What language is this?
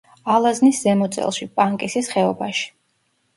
Georgian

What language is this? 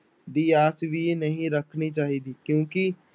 Punjabi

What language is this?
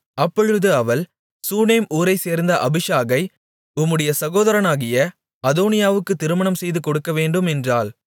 Tamil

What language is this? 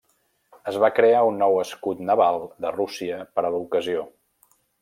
Catalan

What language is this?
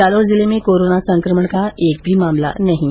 Hindi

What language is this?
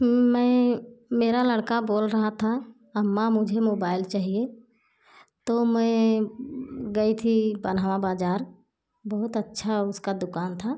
Hindi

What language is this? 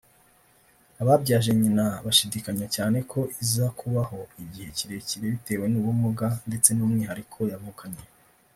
Kinyarwanda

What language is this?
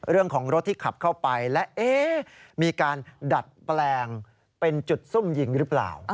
Thai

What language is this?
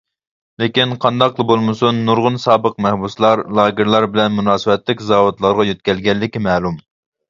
Uyghur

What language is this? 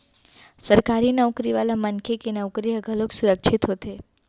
Chhattisgarhi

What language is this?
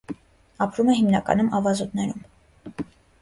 Armenian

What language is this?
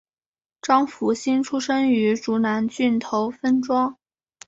Chinese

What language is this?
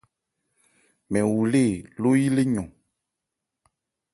Ebrié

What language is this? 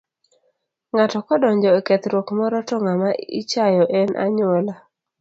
Luo (Kenya and Tanzania)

